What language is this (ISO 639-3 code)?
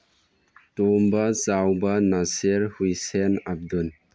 mni